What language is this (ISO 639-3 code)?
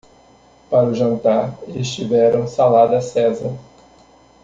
por